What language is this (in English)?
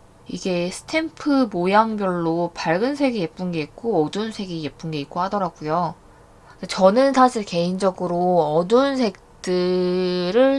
Korean